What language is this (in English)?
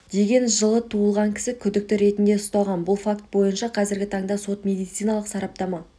Kazakh